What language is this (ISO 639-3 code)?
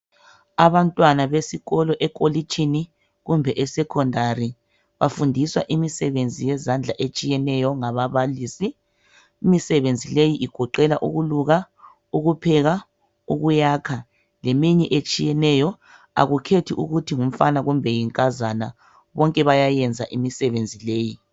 nde